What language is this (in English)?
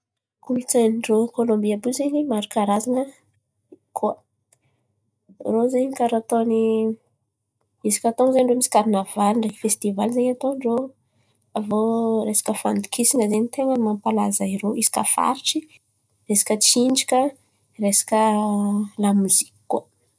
Antankarana Malagasy